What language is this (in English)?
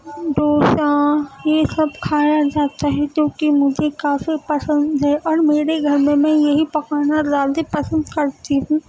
Urdu